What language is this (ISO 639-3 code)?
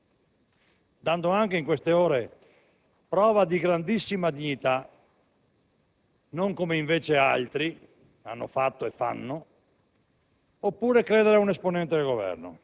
ita